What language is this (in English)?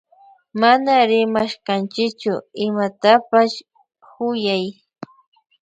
Loja Highland Quichua